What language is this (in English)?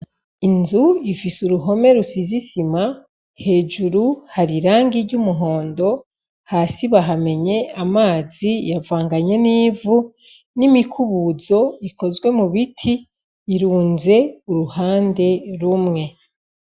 Rundi